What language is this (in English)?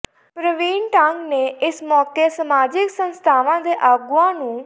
Punjabi